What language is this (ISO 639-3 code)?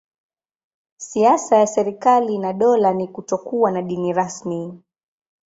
swa